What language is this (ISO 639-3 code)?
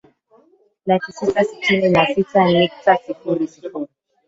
swa